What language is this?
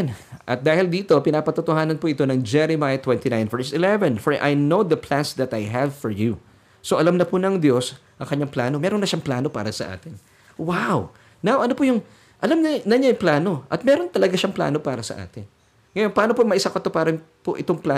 Filipino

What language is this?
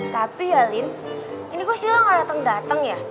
Indonesian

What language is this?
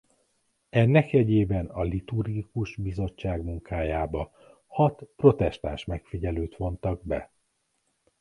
Hungarian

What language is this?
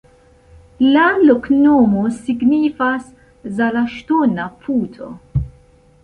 Esperanto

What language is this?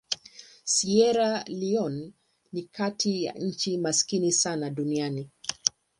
Swahili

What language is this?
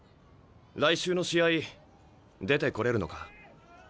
Japanese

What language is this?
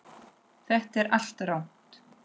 Icelandic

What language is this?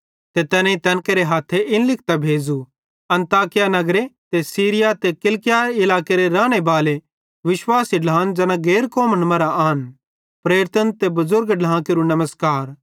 Bhadrawahi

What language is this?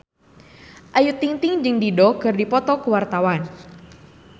Sundanese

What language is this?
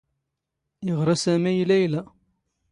Standard Moroccan Tamazight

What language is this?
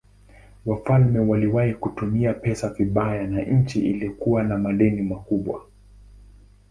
Swahili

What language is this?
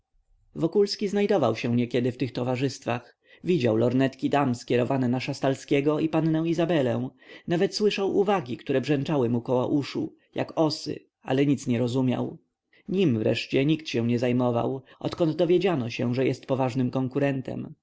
Polish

